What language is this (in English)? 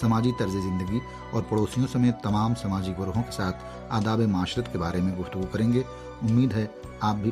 Urdu